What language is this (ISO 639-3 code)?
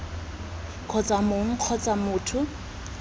tsn